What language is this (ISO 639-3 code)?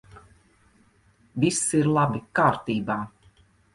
lav